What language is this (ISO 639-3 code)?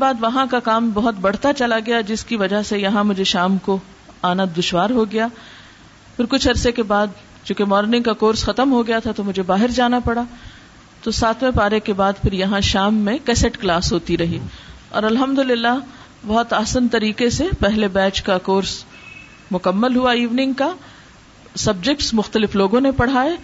urd